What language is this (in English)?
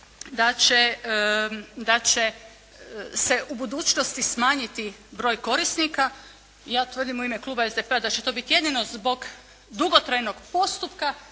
Croatian